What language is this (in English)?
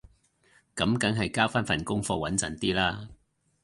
Cantonese